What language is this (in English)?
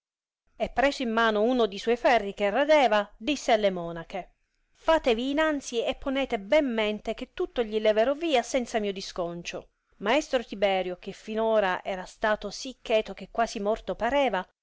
Italian